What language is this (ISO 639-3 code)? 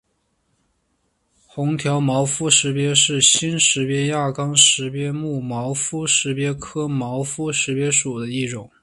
zho